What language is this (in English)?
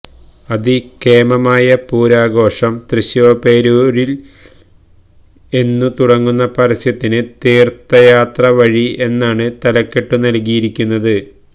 Malayalam